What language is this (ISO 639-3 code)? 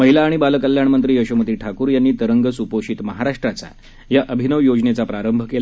mar